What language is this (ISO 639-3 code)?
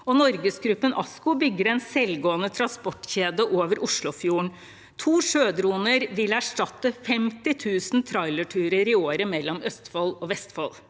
nor